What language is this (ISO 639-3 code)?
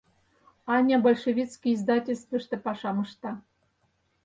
chm